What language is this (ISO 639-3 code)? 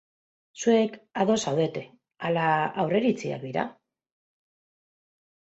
eus